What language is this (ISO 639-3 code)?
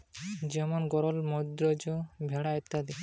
ben